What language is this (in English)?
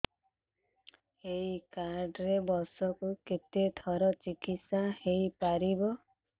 Odia